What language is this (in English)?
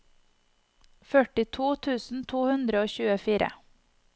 Norwegian